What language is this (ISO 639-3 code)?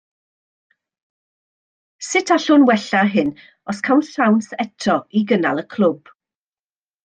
cym